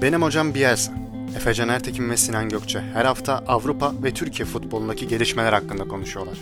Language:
Turkish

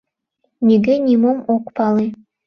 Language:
Mari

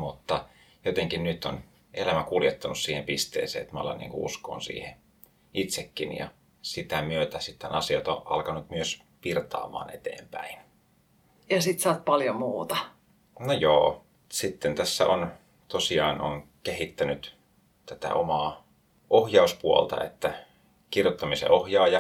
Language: Finnish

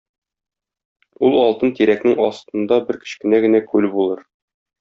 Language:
Tatar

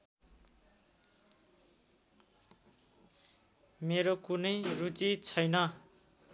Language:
Nepali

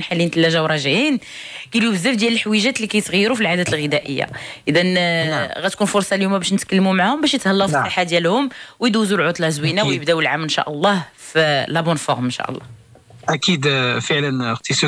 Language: Arabic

